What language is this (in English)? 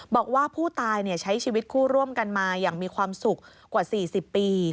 Thai